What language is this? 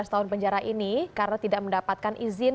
Indonesian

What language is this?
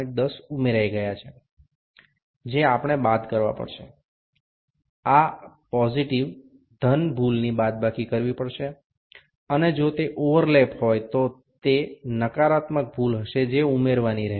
Gujarati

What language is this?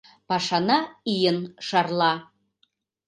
Mari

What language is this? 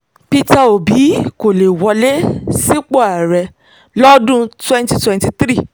Yoruba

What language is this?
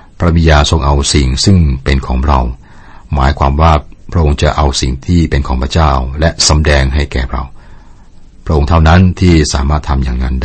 Thai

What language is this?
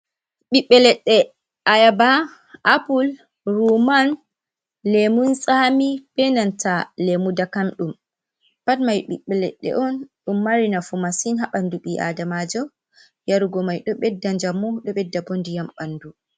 Fula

